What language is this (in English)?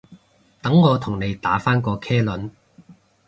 Cantonese